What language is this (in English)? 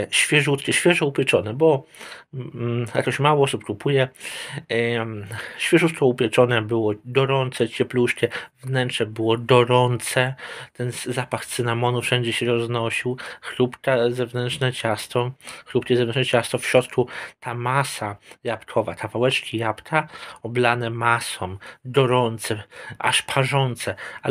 Polish